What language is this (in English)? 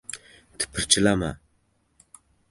Uzbek